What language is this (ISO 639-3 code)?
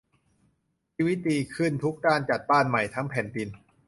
tha